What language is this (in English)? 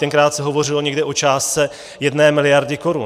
Czech